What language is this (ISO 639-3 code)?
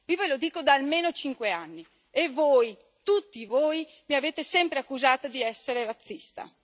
ita